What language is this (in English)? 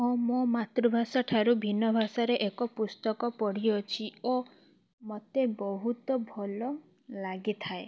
Odia